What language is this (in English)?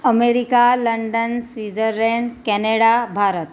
Gujarati